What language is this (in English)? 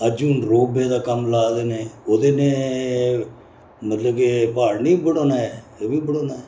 Dogri